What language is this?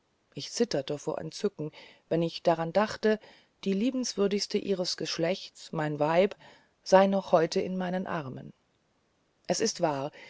German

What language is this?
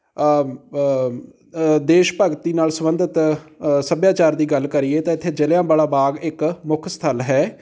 Punjabi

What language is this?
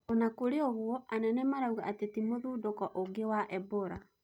Kikuyu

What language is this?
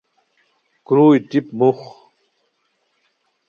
Khowar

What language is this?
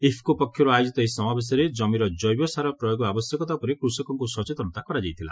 Odia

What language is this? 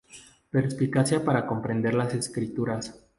Spanish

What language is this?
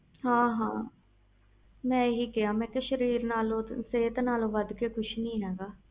Punjabi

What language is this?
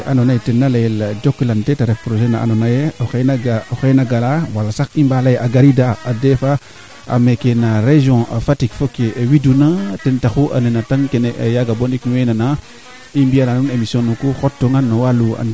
Serer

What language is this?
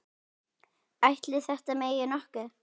Icelandic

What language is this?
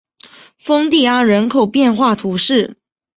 Chinese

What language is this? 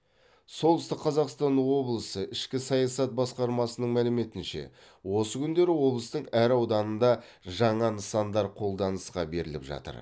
Kazakh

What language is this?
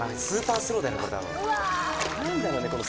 Japanese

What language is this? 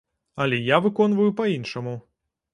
Belarusian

